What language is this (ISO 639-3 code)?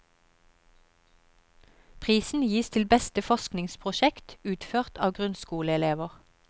nor